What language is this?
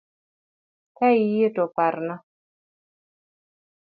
Luo (Kenya and Tanzania)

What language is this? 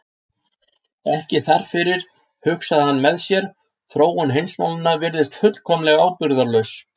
Icelandic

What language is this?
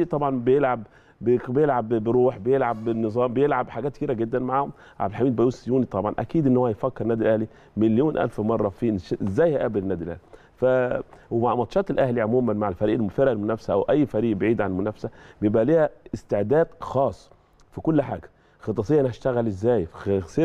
Arabic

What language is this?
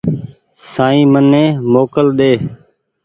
Goaria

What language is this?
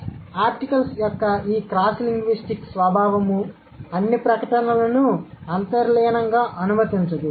Telugu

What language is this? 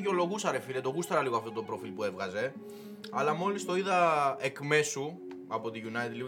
Greek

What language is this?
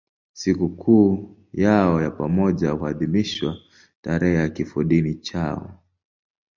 Swahili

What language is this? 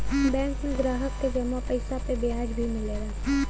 Bhojpuri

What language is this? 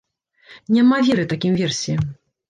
Belarusian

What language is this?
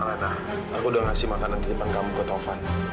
Indonesian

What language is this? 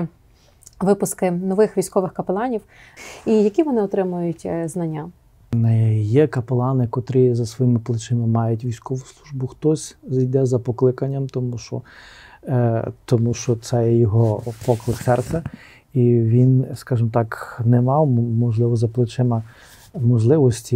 Ukrainian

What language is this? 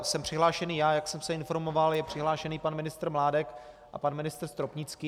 Czech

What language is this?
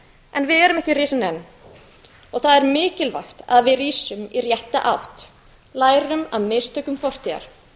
Icelandic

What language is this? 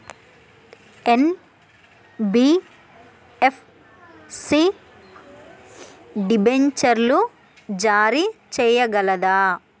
Telugu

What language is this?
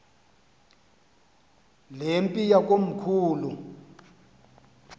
Xhosa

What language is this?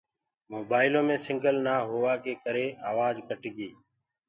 Gurgula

